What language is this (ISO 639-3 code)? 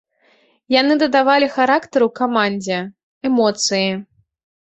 bel